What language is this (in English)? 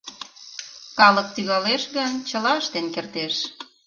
Mari